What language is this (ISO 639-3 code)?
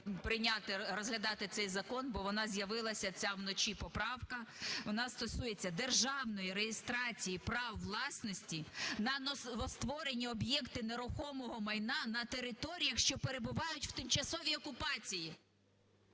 ukr